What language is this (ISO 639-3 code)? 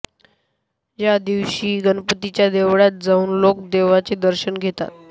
mar